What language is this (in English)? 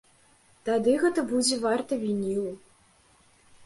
Belarusian